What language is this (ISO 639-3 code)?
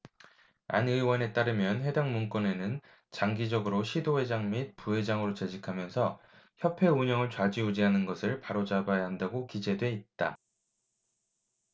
kor